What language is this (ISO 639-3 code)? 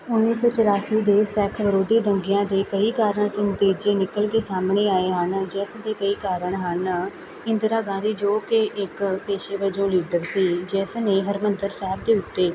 pan